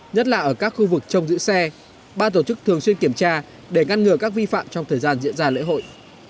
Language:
Vietnamese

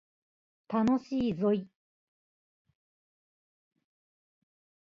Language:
Japanese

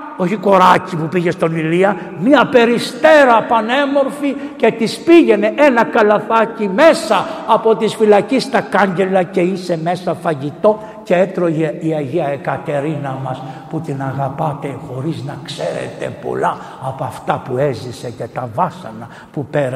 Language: Greek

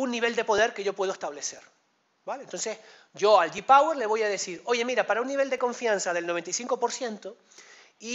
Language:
Spanish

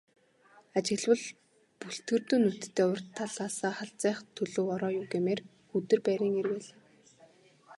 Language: Mongolian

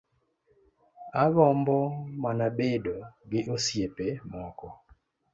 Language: Luo (Kenya and Tanzania)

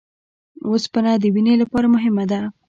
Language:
Pashto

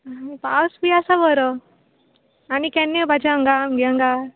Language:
Konkani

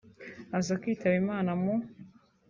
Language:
Kinyarwanda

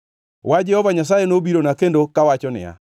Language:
Luo (Kenya and Tanzania)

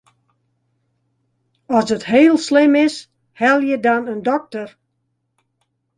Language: Western Frisian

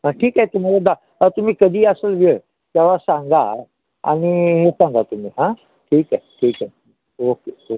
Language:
Marathi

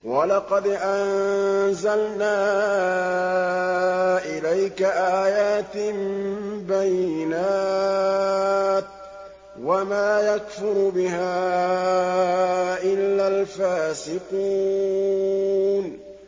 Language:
Arabic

